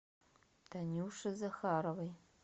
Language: Russian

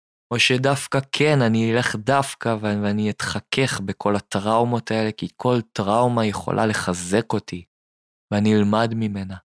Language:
Hebrew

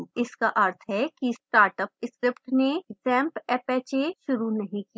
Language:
Hindi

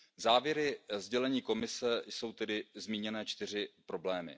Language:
Czech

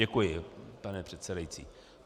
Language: Czech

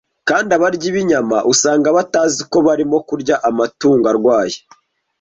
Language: Kinyarwanda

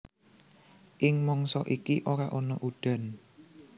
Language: Javanese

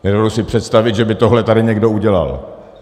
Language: Czech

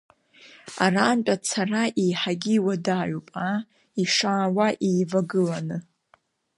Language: Abkhazian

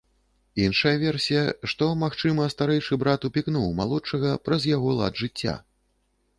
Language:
Belarusian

